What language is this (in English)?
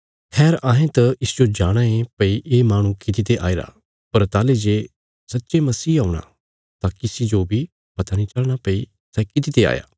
Bilaspuri